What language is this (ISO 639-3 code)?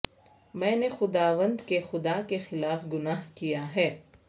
urd